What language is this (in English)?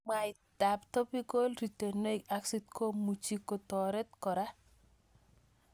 Kalenjin